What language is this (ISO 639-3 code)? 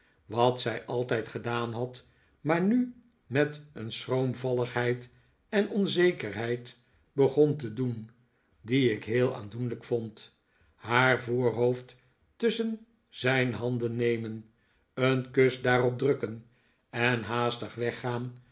nld